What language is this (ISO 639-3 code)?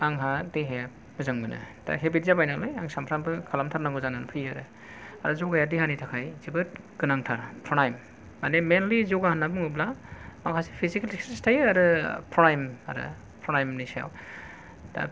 brx